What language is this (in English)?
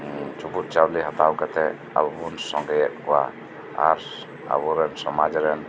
Santali